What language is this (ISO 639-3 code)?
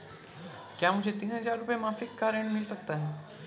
hin